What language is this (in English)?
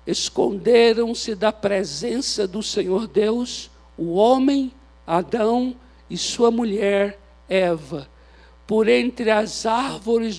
Portuguese